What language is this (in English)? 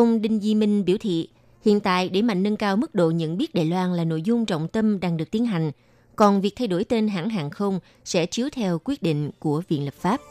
Vietnamese